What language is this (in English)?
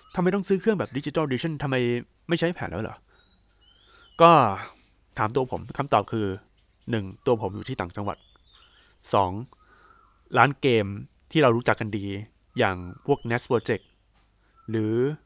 Thai